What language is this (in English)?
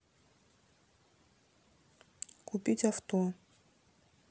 Russian